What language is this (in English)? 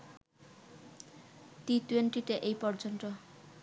Bangla